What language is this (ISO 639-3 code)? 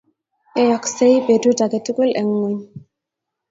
kln